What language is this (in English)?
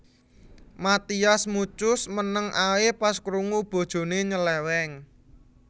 Javanese